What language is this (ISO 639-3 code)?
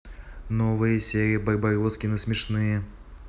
rus